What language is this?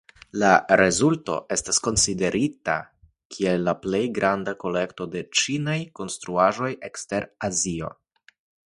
Esperanto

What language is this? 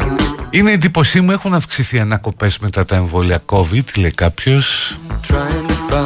Greek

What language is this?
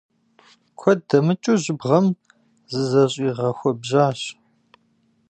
Kabardian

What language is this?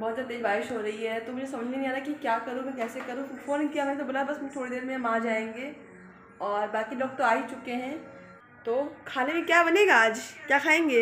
Hindi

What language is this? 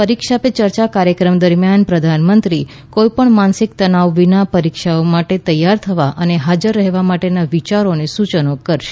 Gujarati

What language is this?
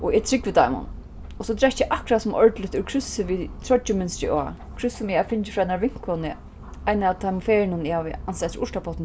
Faroese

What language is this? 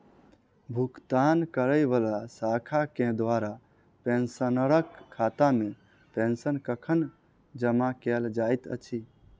Maithili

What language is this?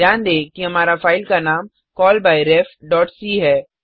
Hindi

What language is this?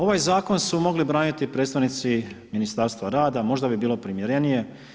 Croatian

